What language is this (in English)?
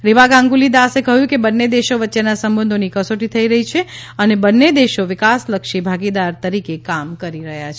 Gujarati